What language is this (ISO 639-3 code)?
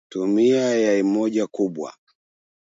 swa